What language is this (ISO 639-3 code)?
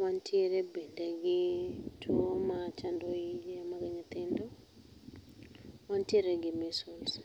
luo